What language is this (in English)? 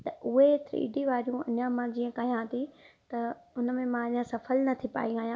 Sindhi